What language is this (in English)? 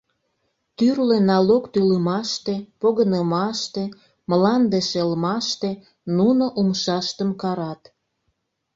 Mari